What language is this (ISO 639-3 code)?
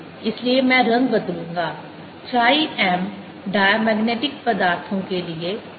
hin